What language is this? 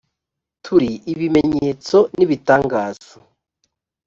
Kinyarwanda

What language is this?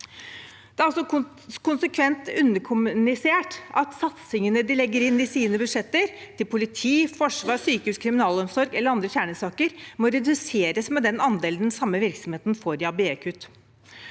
Norwegian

